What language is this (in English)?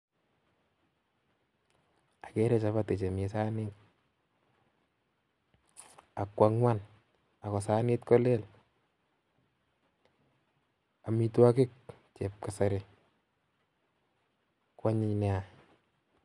Kalenjin